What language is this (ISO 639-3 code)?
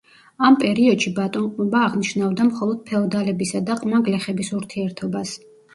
kat